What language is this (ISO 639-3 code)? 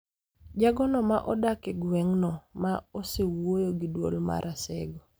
luo